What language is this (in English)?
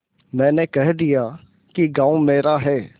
Hindi